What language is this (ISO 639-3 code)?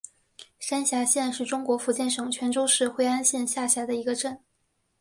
zho